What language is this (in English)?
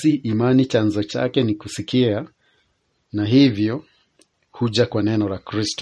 Swahili